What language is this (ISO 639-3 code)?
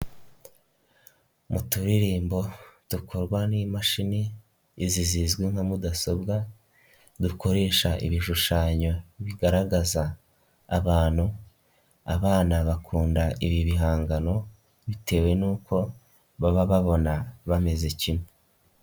kin